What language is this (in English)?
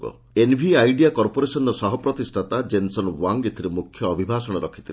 Odia